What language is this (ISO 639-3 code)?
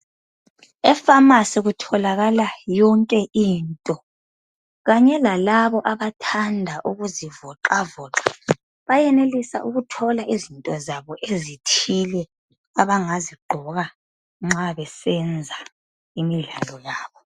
nde